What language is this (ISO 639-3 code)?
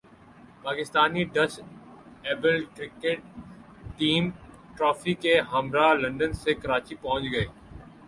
urd